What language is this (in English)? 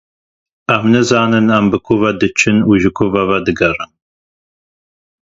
Kurdish